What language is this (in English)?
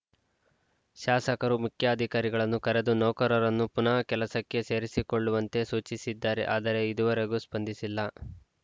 Kannada